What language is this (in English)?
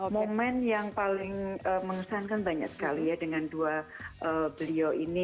Indonesian